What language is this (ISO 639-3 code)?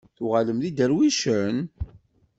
kab